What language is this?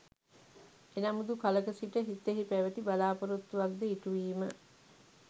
Sinhala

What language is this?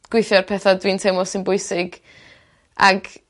Welsh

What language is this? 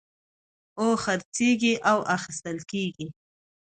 Pashto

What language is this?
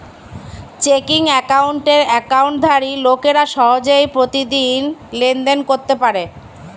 Bangla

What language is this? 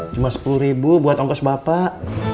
Indonesian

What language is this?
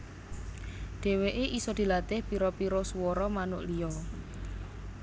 Javanese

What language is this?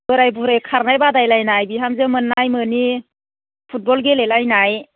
Bodo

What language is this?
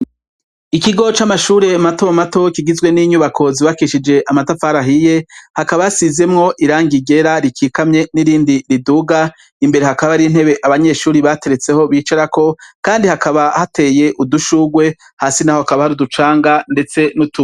Rundi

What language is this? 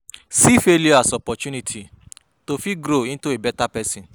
Nigerian Pidgin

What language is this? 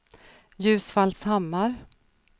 Swedish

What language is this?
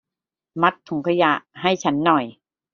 Thai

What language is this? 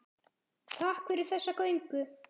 Icelandic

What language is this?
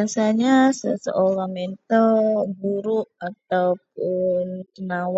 Central Melanau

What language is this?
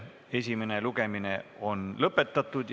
Estonian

